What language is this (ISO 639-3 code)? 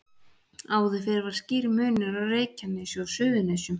isl